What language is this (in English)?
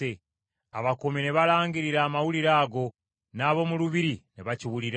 Ganda